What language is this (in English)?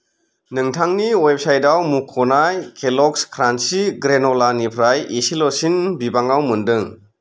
Bodo